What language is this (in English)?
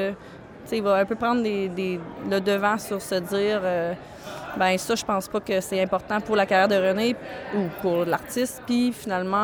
French